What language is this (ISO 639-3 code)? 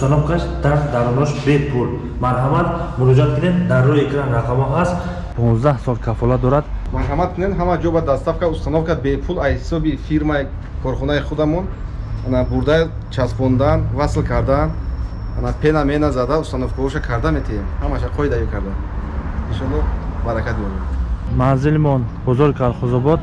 tur